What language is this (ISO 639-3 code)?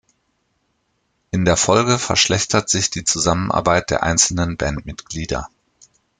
deu